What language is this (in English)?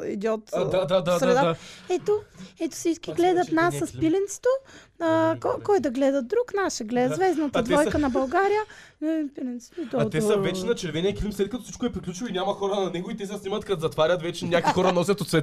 Bulgarian